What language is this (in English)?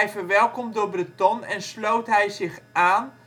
Dutch